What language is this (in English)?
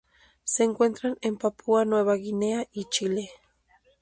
Spanish